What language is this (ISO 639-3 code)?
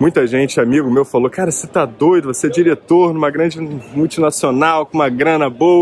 por